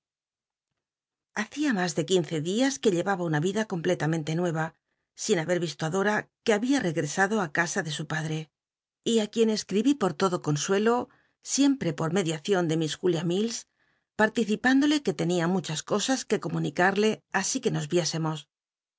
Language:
Spanish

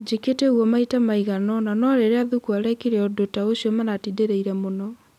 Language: Kikuyu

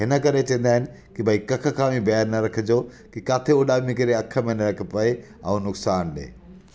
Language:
Sindhi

